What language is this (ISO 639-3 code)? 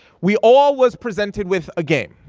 eng